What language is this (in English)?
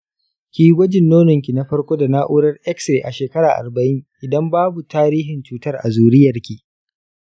Hausa